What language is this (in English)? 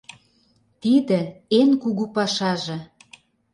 Mari